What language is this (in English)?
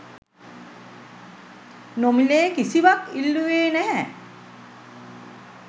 Sinhala